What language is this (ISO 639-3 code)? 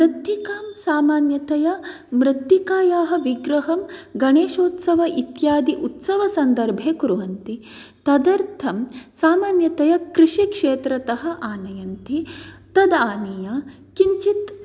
san